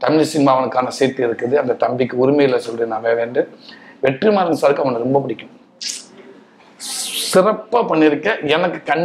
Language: Romanian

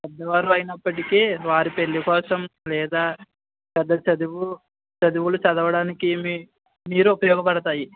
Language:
Telugu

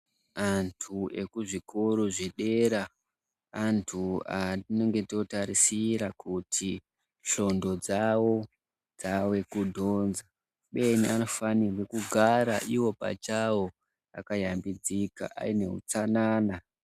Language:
Ndau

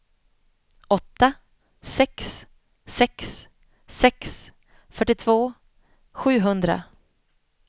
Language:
Swedish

